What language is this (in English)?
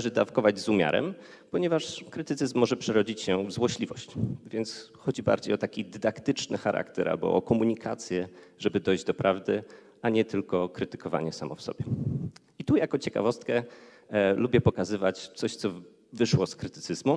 Polish